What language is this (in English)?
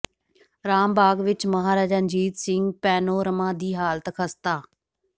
Punjabi